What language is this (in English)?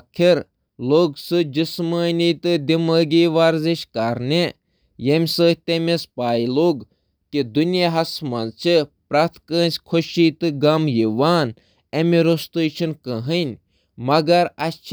Kashmiri